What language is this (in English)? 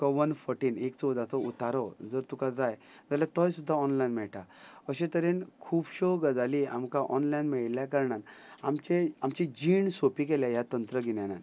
Konkani